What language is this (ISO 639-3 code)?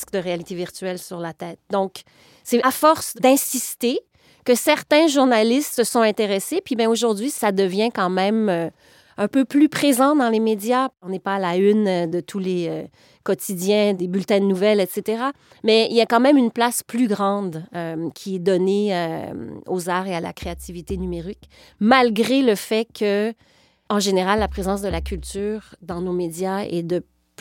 fra